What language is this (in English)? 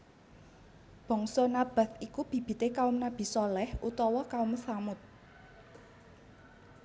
Javanese